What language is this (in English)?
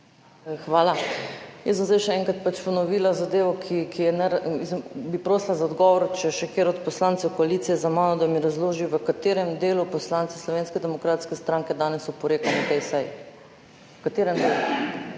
Slovenian